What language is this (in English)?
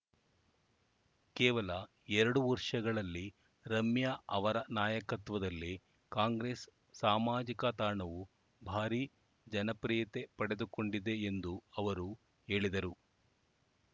Kannada